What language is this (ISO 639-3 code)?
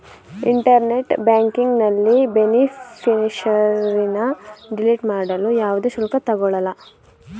kan